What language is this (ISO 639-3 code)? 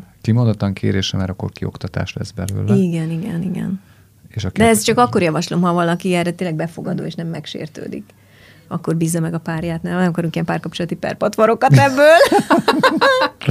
hun